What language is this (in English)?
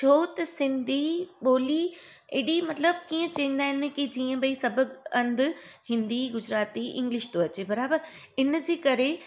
Sindhi